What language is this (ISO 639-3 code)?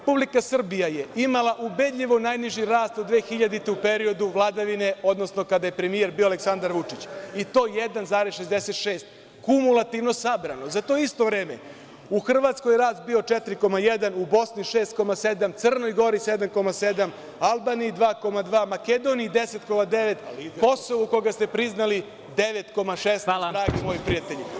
srp